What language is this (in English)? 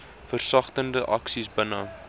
Afrikaans